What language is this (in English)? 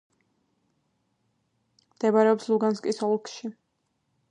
Georgian